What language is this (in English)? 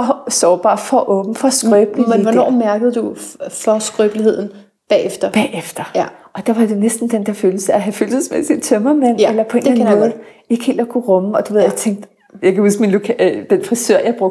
Danish